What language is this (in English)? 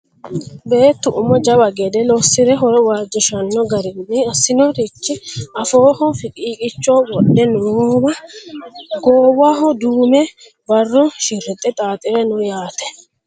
Sidamo